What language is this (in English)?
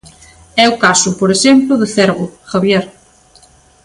Galician